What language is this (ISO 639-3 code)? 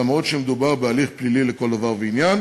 heb